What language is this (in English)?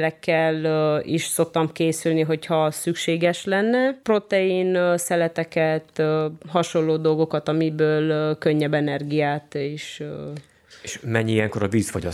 Hungarian